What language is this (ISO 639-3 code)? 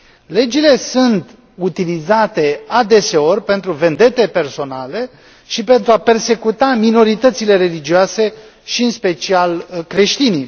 ron